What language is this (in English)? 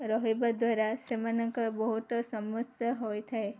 Odia